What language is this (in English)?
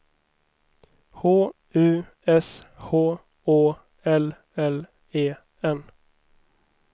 Swedish